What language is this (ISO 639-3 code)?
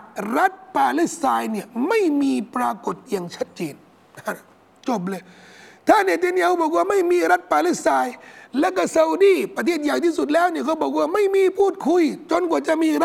tha